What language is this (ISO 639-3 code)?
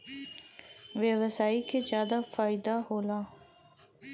bho